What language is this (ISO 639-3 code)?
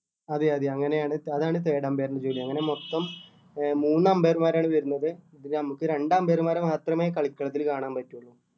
mal